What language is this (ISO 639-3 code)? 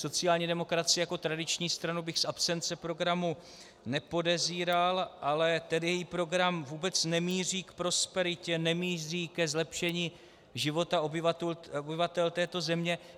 ces